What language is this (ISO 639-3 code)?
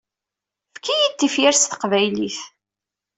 kab